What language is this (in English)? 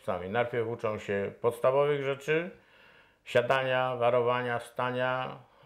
Polish